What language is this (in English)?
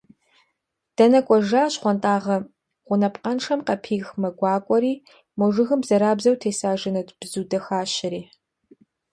Kabardian